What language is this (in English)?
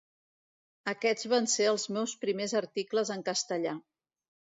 Catalan